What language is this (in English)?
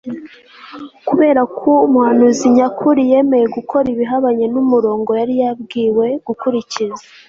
Kinyarwanda